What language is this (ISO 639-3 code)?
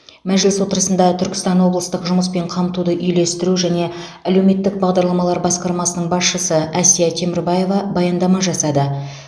kaz